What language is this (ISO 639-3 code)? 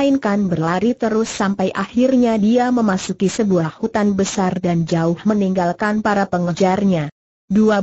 ind